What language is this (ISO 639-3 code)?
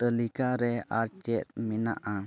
sat